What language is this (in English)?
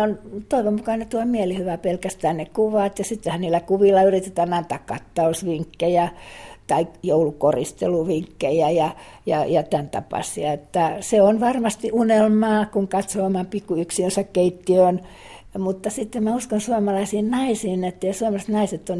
Finnish